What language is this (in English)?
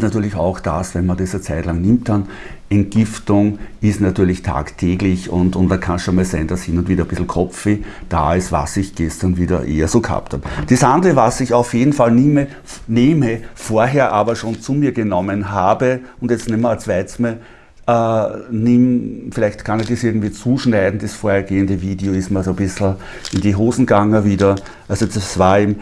German